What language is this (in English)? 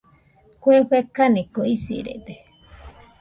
Nüpode Huitoto